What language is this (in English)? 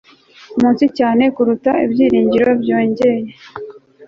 Kinyarwanda